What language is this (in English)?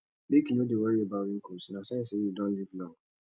Nigerian Pidgin